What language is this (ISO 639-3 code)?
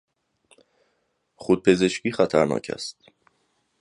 fas